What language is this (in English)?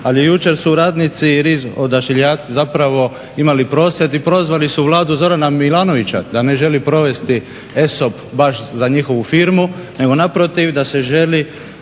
Croatian